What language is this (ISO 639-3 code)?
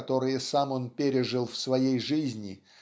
rus